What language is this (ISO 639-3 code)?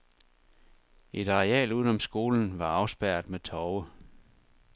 dan